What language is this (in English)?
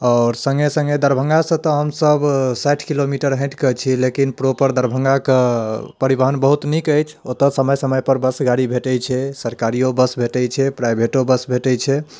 Maithili